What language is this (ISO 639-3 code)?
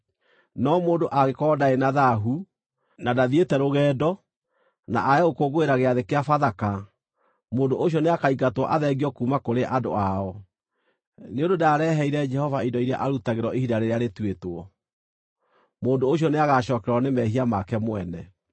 kik